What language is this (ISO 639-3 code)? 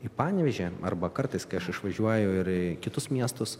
lit